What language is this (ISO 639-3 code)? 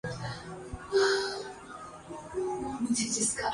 urd